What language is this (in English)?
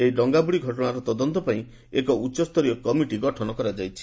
Odia